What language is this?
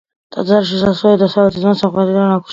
Georgian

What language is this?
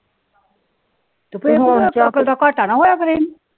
Punjabi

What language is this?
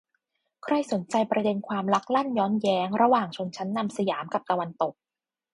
Thai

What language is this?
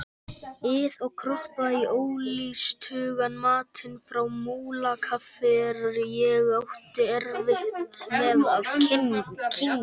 Icelandic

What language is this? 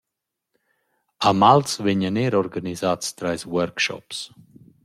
Romansh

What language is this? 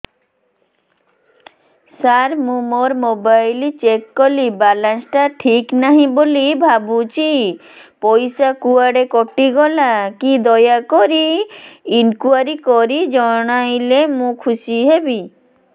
Odia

